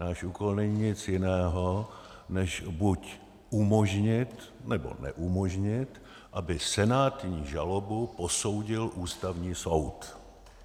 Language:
Czech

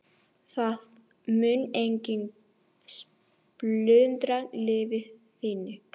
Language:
Icelandic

